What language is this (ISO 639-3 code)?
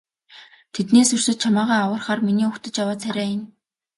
mon